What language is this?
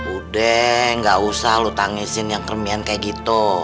Indonesian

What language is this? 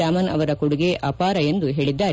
Kannada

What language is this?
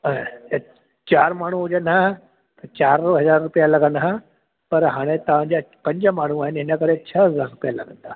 Sindhi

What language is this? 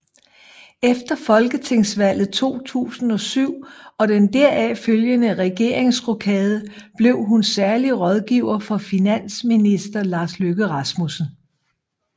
Danish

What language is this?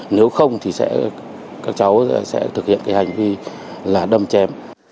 Vietnamese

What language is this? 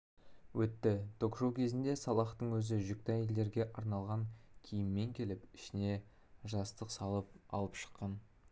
Kazakh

